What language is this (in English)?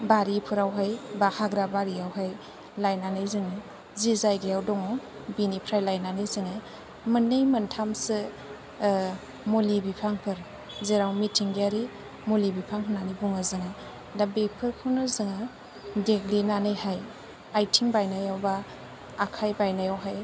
Bodo